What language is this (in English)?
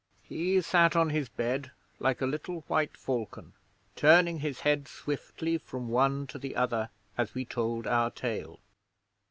English